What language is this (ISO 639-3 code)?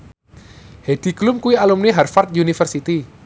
jav